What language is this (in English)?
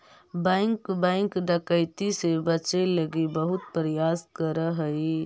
Magahi